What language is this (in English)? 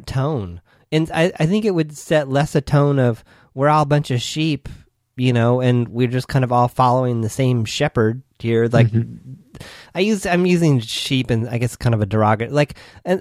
English